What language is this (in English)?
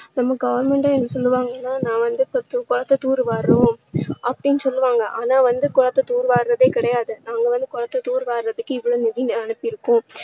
Tamil